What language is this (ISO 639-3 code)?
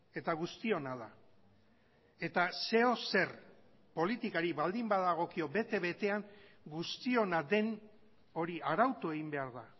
eus